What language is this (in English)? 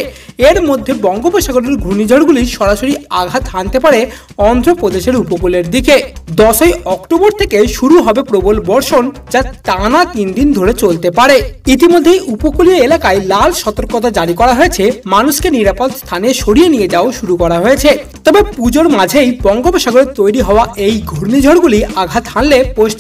Turkish